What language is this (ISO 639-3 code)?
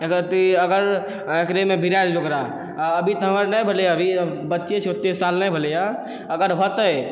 mai